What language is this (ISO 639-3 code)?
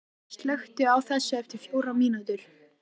isl